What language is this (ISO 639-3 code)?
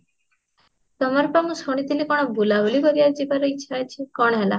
ori